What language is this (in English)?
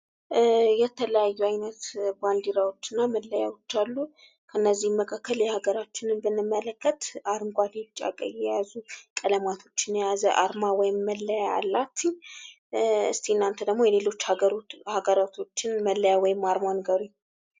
Amharic